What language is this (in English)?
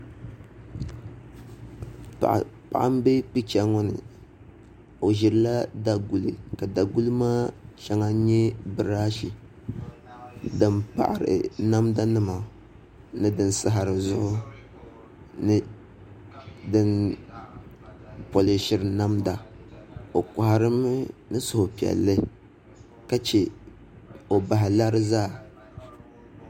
Dagbani